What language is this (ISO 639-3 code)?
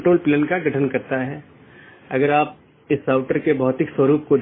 hin